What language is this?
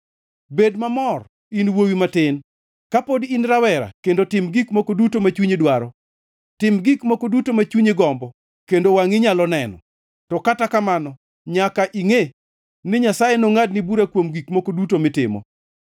Luo (Kenya and Tanzania)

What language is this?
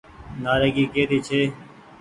Goaria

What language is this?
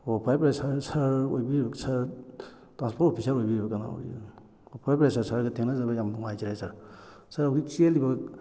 Manipuri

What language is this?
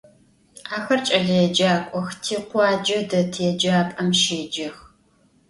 Adyghe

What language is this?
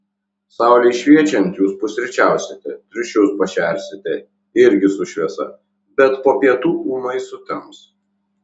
Lithuanian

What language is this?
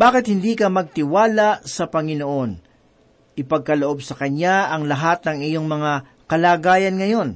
Filipino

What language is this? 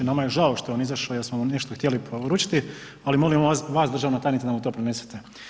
Croatian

